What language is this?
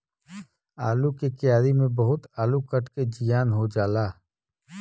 Bhojpuri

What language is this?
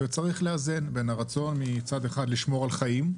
Hebrew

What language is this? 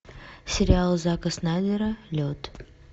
Russian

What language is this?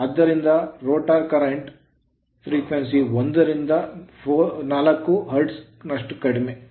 Kannada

